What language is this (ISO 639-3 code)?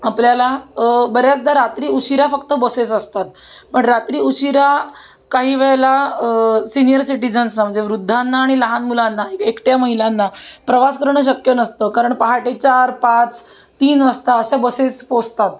mar